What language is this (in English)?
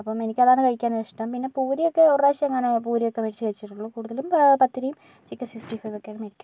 Malayalam